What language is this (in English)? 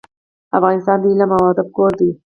Pashto